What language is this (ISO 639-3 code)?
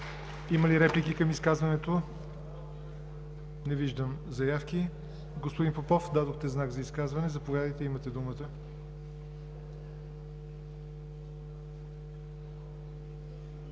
bul